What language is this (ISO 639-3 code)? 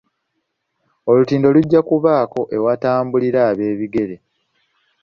lug